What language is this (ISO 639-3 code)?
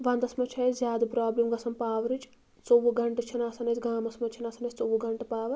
kas